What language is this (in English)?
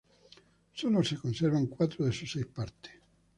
Spanish